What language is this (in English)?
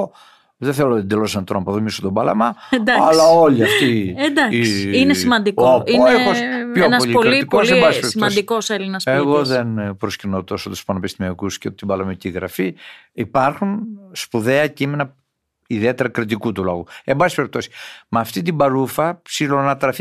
Greek